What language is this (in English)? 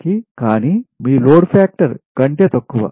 Telugu